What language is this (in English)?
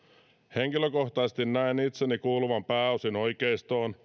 Finnish